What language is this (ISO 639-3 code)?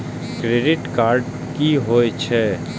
mai